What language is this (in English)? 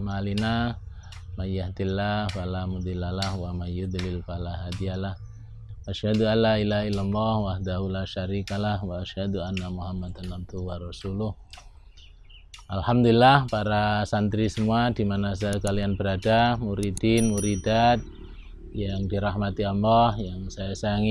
Indonesian